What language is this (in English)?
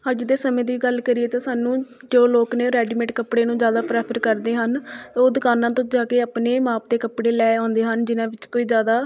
Punjabi